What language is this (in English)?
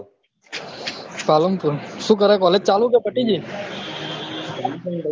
Gujarati